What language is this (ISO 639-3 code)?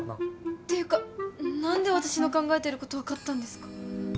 jpn